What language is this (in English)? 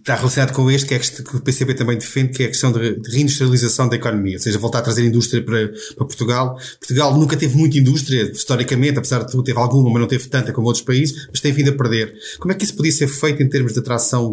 Portuguese